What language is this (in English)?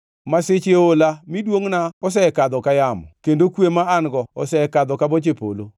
Luo (Kenya and Tanzania)